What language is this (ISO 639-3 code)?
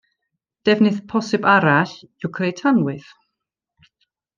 cym